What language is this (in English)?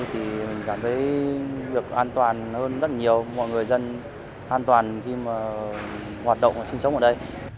Vietnamese